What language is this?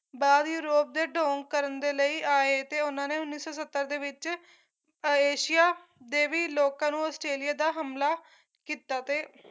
Punjabi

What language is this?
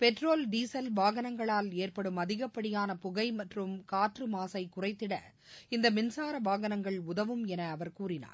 Tamil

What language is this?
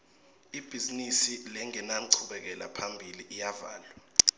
Swati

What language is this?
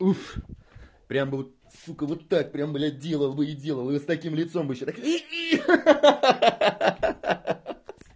Russian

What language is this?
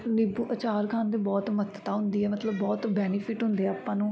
Punjabi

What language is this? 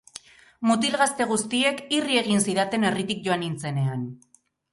Basque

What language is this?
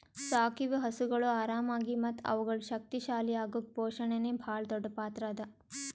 Kannada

